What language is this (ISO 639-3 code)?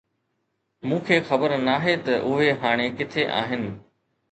snd